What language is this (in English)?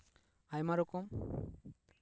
Santali